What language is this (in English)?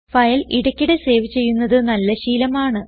Malayalam